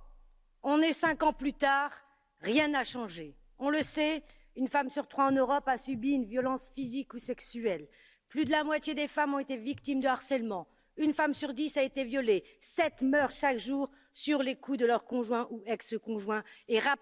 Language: French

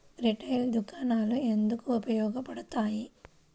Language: Telugu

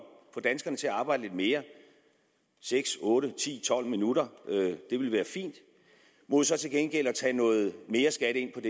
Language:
Danish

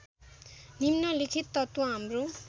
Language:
Nepali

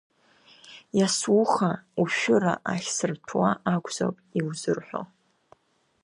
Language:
Abkhazian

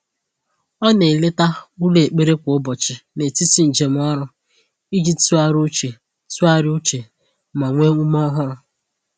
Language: Igbo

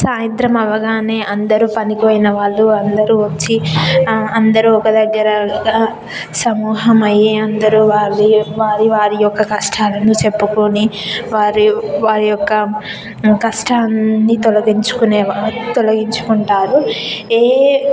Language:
Telugu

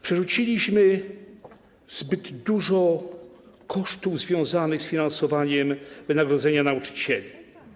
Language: Polish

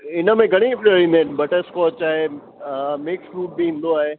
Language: Sindhi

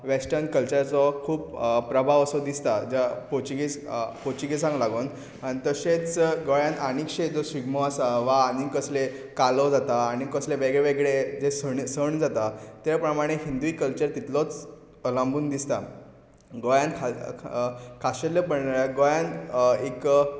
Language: Konkani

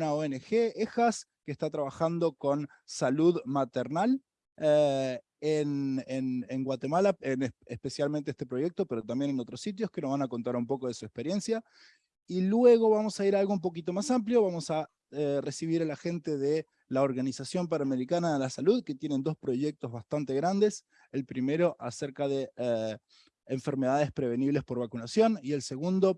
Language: Spanish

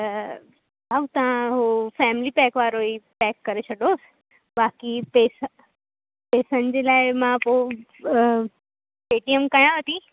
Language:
Sindhi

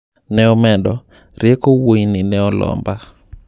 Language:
Luo (Kenya and Tanzania)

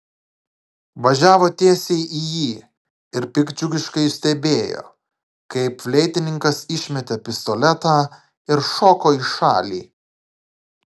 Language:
Lithuanian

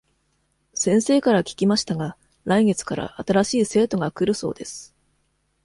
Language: Japanese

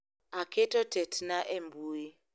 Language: Luo (Kenya and Tanzania)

